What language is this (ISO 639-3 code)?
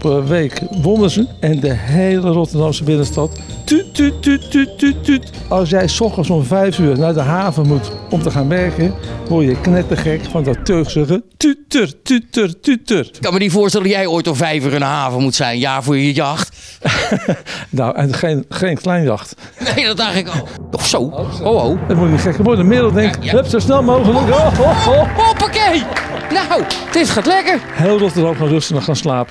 nld